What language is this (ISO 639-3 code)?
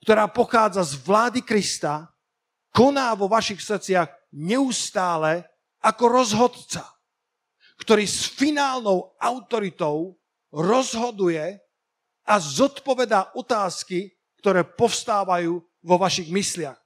slk